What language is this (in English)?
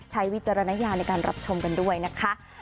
Thai